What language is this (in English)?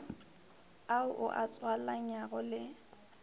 Northern Sotho